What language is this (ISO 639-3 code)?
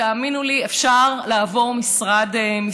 heb